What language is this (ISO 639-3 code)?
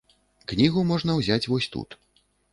bel